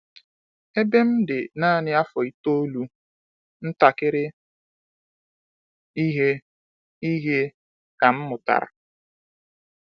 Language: Igbo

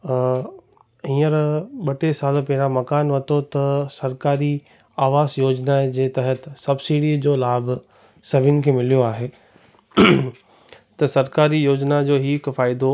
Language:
Sindhi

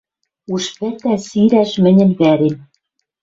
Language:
Western Mari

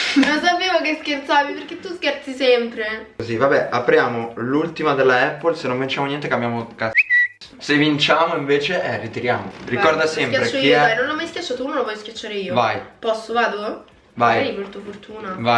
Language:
Italian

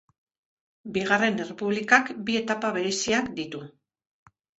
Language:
Basque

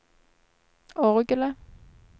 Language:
Norwegian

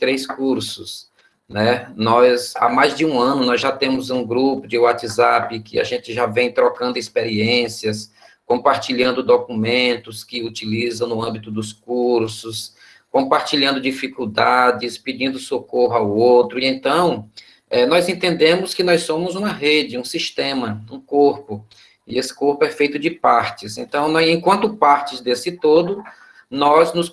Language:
Portuguese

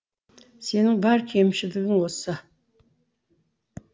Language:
Kazakh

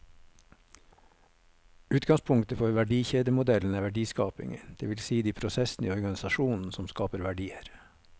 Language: Norwegian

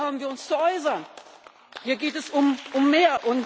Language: German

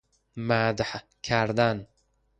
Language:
Persian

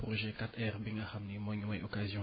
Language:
Wolof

